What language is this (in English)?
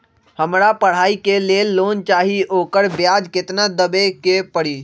Magahi